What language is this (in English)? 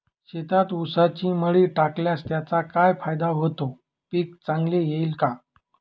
Marathi